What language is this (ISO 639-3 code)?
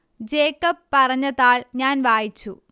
mal